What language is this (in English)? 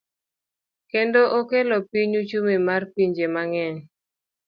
Luo (Kenya and Tanzania)